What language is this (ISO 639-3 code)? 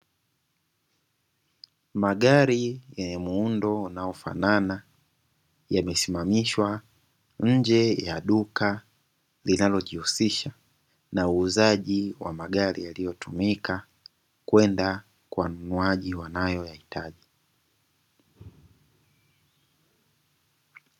swa